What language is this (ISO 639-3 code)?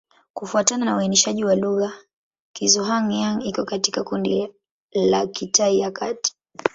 swa